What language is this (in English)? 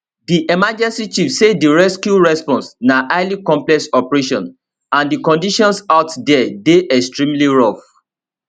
Nigerian Pidgin